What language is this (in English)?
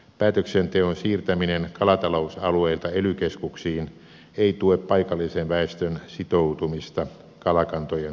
Finnish